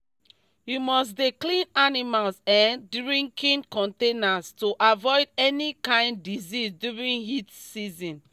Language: Nigerian Pidgin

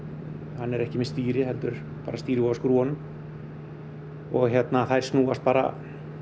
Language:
Icelandic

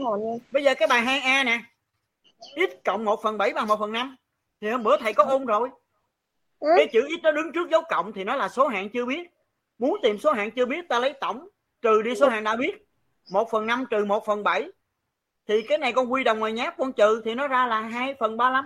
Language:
Vietnamese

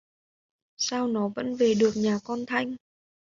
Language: Vietnamese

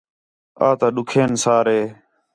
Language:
Khetrani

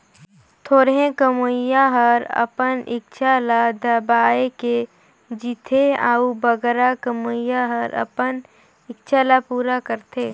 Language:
Chhattisgarhi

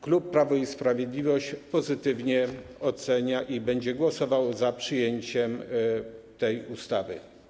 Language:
Polish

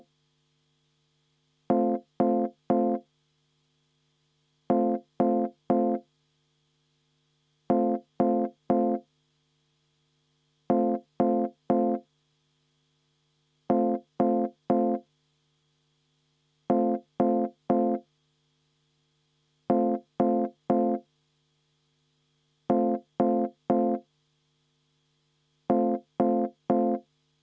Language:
Estonian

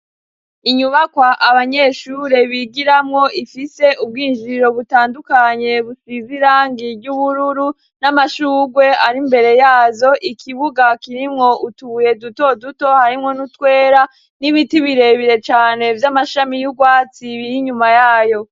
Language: Rundi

